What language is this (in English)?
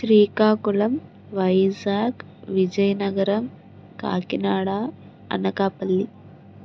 Telugu